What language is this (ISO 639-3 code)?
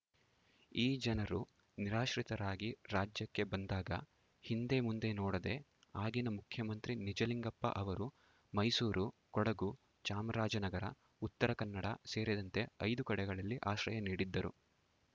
kan